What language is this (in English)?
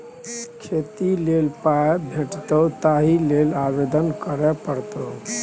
Maithili